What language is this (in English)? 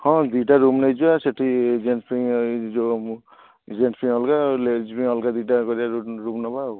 Odia